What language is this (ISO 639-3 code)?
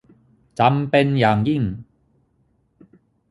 tha